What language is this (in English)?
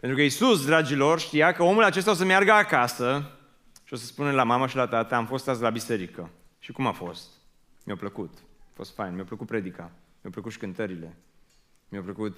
Romanian